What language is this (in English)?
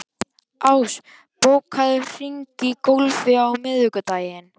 Icelandic